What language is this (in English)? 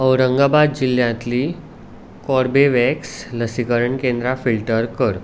Konkani